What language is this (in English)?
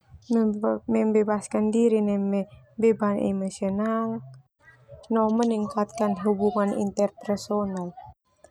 Termanu